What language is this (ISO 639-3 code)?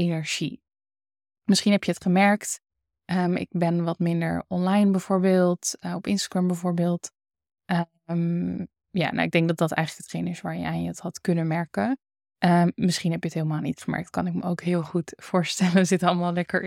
nld